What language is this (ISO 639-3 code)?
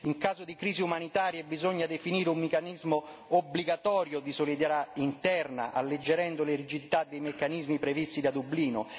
ita